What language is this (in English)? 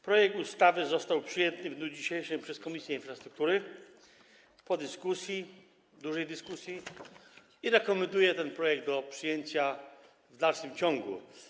Polish